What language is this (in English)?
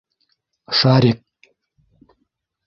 Bashkir